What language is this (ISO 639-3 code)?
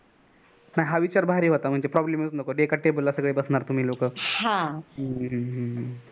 mar